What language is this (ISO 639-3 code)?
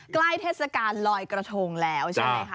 tha